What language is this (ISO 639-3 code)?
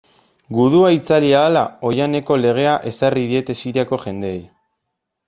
eus